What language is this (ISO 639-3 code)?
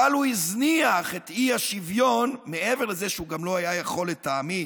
heb